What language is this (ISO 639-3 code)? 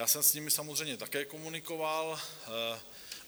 ces